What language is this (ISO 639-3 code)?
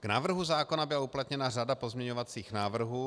ces